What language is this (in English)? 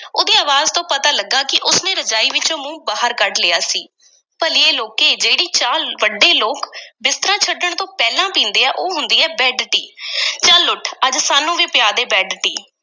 Punjabi